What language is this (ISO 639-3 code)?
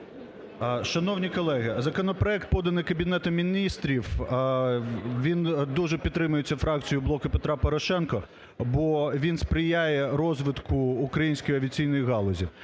ukr